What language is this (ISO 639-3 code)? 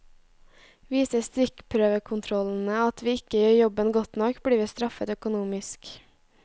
nor